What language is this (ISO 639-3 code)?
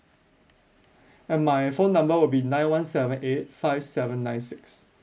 eng